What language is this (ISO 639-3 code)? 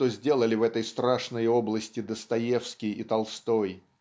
rus